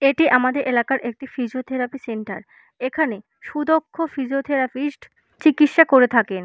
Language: Bangla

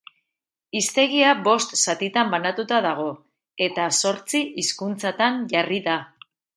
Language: Basque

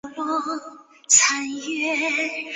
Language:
Chinese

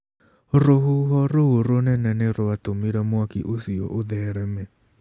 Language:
Kikuyu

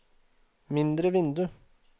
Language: Norwegian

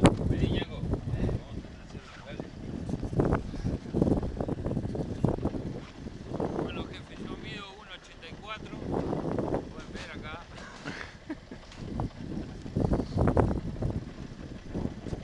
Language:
Spanish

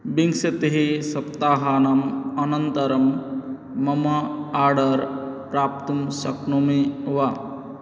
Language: Sanskrit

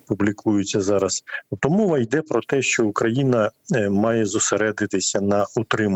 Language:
Ukrainian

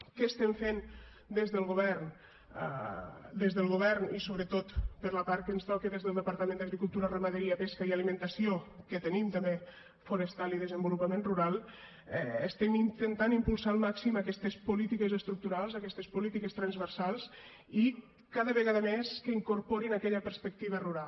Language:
Catalan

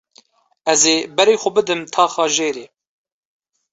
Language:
Kurdish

